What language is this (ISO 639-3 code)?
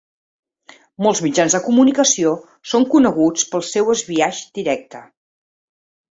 cat